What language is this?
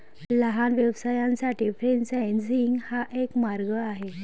Marathi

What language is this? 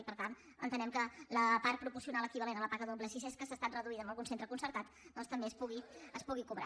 Catalan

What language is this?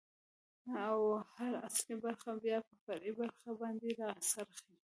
Pashto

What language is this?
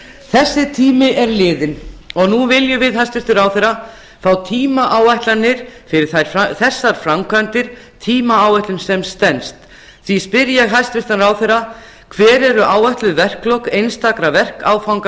Icelandic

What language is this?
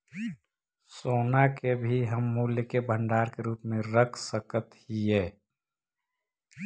Magahi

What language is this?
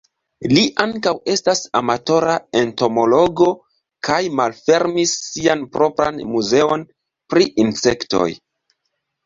Esperanto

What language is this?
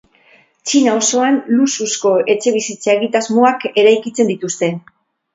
Basque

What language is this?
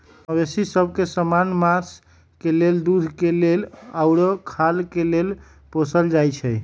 Magahi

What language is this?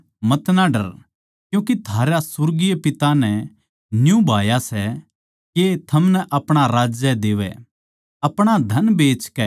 Haryanvi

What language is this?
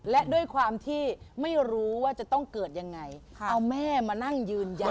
Thai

